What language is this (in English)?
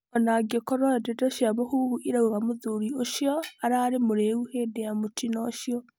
Kikuyu